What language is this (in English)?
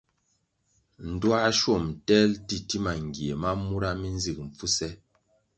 Kwasio